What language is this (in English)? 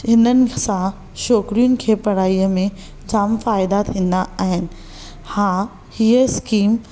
Sindhi